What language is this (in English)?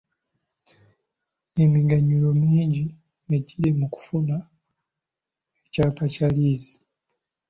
Ganda